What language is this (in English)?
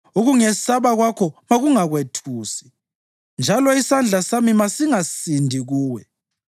North Ndebele